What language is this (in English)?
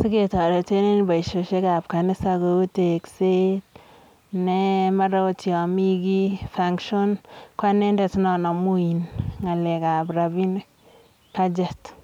Kalenjin